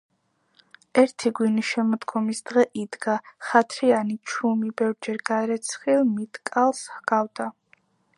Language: Georgian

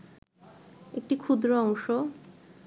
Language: Bangla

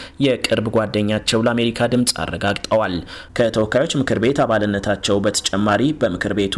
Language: Amharic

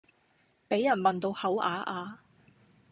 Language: Cantonese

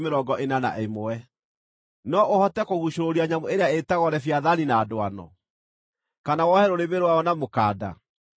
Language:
Kikuyu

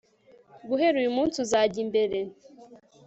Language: Kinyarwanda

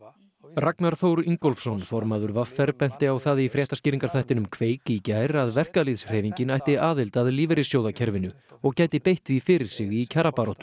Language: Icelandic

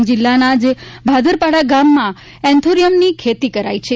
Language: Gujarati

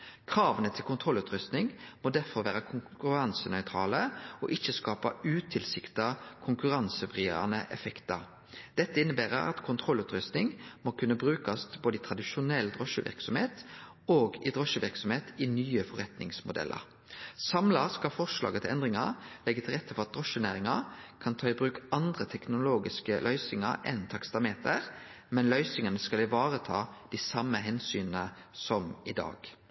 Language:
Norwegian Nynorsk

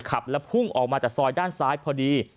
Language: Thai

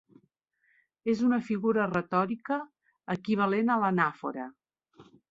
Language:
Catalan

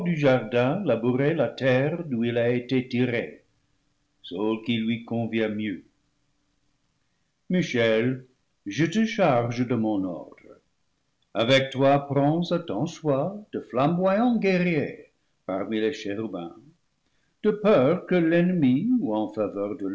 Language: French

